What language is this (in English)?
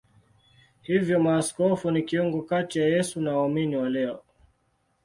Swahili